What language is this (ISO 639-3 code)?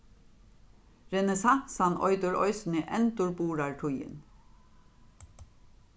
fao